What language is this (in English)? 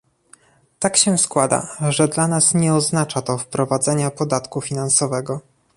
Polish